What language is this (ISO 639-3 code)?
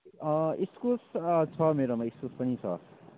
nep